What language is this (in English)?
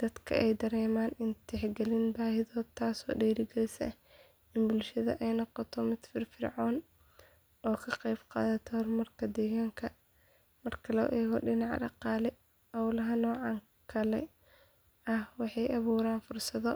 Somali